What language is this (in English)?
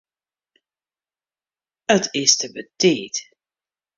Western Frisian